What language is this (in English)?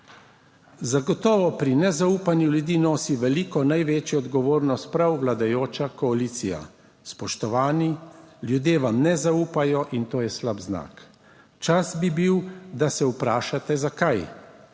Slovenian